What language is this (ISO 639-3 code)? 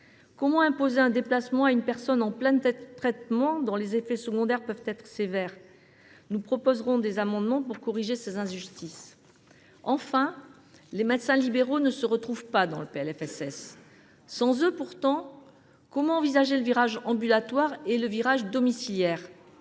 fra